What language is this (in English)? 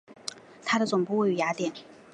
Chinese